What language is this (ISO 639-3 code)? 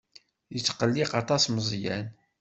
kab